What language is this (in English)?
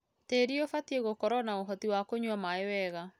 Kikuyu